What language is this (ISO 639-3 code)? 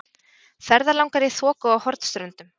isl